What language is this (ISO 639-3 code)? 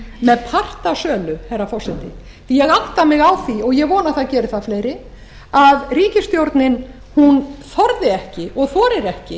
isl